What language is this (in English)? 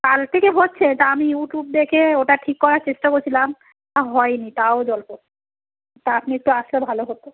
Bangla